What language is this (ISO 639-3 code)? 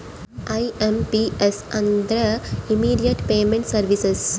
kan